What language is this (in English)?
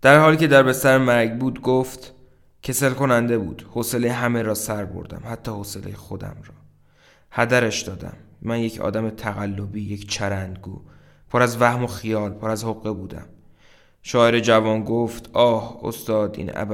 Persian